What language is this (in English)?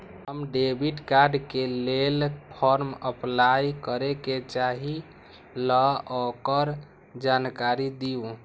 Magahi